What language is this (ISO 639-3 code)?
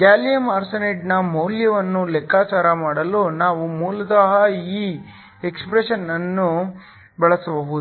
kan